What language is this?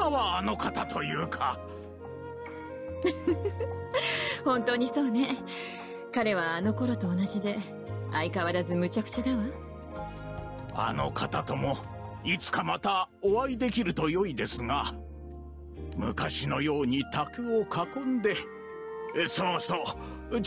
Japanese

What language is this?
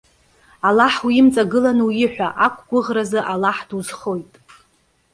Abkhazian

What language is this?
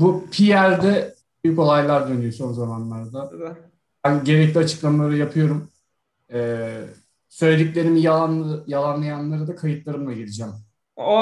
Turkish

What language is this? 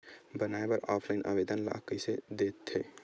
Chhattisgarhi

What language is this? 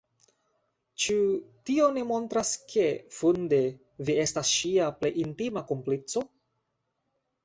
Esperanto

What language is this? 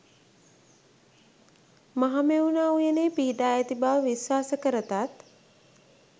Sinhala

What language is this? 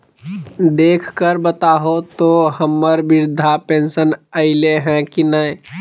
Magahi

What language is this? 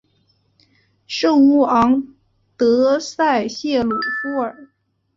Chinese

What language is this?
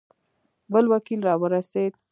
Pashto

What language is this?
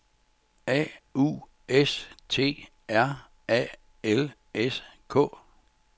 Danish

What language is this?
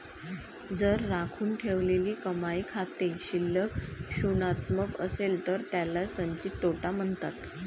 Marathi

